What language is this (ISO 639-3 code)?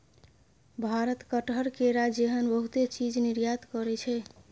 mai